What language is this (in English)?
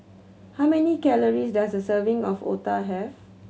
English